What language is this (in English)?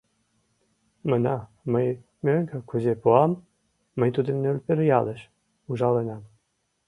Mari